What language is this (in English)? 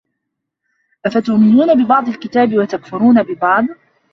Arabic